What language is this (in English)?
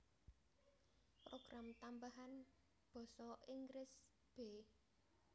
Javanese